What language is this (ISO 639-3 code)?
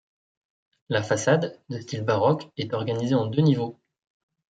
fra